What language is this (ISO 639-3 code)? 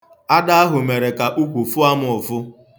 ibo